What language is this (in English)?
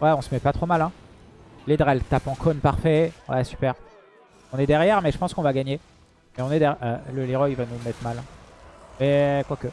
French